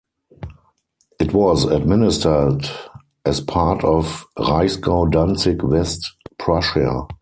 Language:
English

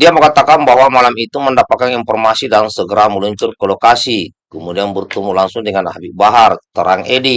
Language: Indonesian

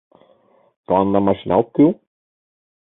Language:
Mari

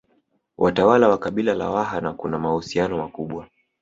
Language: Swahili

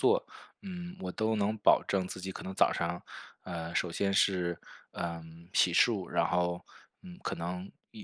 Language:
Chinese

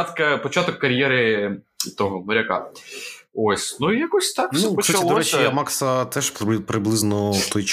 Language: Ukrainian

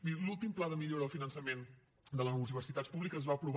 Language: Catalan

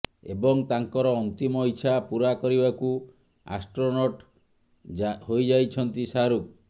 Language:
Odia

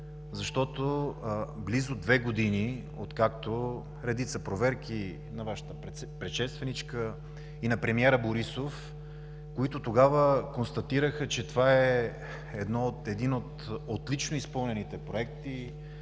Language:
Bulgarian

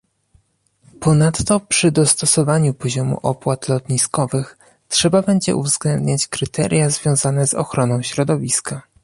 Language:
Polish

